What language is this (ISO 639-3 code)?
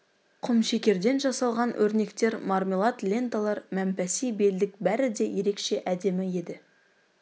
kaz